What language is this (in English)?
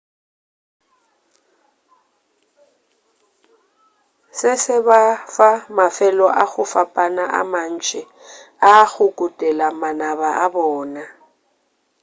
Northern Sotho